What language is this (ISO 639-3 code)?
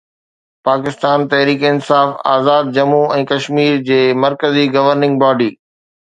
snd